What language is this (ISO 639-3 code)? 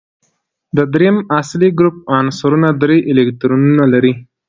pus